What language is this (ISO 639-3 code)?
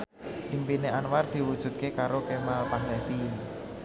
jav